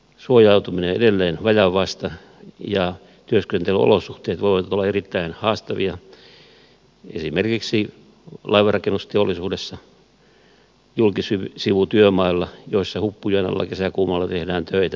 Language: Finnish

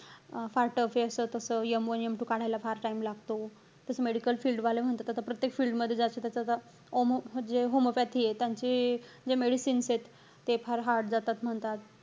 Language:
Marathi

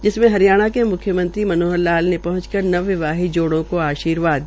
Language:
Hindi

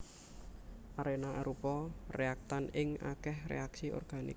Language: Javanese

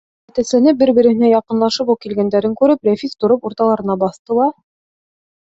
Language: Bashkir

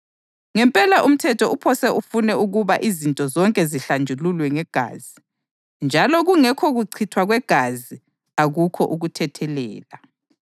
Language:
North Ndebele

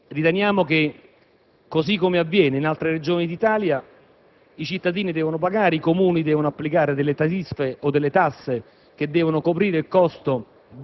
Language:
Italian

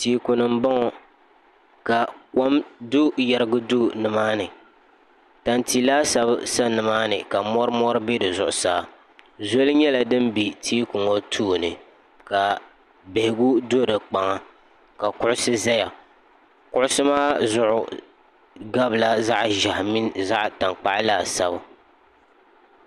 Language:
Dagbani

